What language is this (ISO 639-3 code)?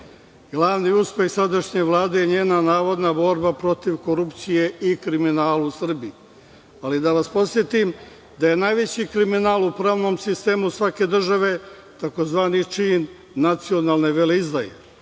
srp